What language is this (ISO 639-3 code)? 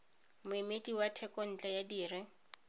tsn